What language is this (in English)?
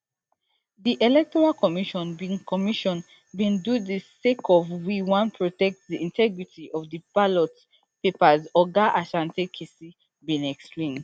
Nigerian Pidgin